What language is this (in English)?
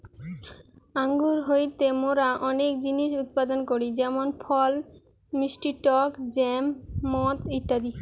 Bangla